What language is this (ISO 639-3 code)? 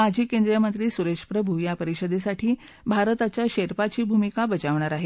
mar